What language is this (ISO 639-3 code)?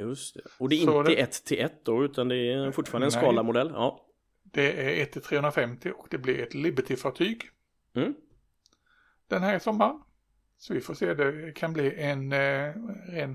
swe